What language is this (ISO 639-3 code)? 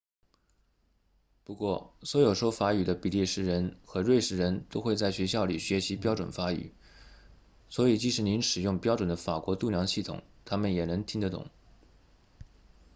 zho